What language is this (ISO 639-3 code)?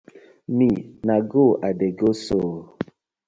pcm